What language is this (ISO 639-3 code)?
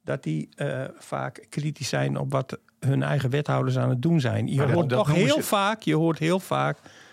nld